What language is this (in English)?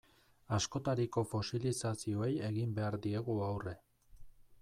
Basque